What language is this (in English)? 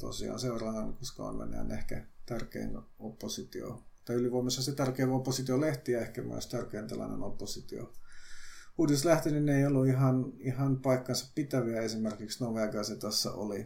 Finnish